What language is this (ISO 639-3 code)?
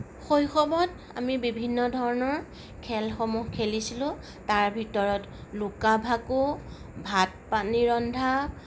asm